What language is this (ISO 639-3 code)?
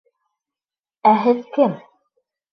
bak